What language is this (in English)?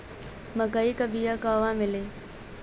Bhojpuri